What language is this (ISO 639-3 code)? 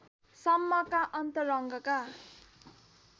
nep